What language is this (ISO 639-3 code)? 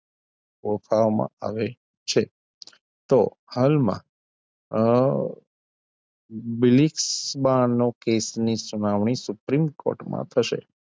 guj